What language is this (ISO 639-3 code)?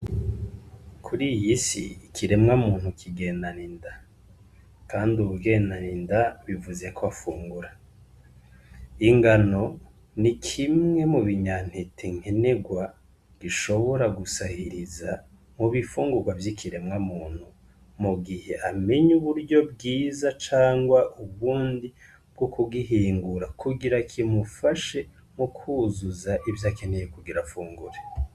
run